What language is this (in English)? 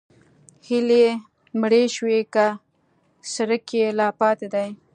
Pashto